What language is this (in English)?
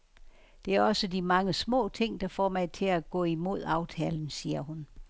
Danish